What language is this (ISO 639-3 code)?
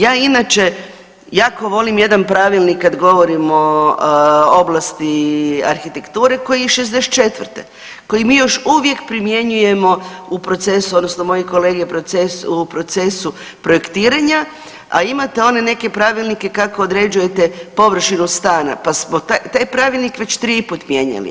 hrv